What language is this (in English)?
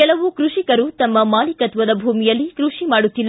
Kannada